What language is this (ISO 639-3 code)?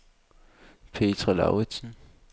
dan